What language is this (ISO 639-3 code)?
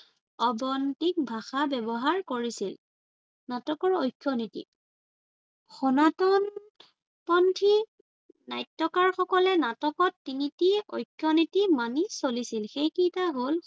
asm